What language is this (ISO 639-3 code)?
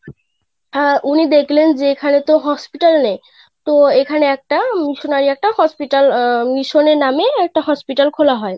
ben